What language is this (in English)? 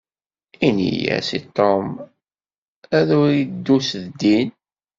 Kabyle